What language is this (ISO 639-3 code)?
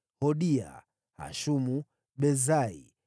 swa